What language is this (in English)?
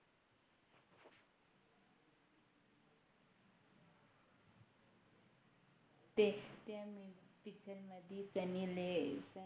Marathi